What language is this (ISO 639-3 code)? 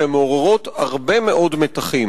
heb